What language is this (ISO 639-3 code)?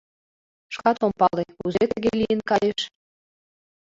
chm